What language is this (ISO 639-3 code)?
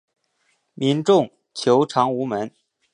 zho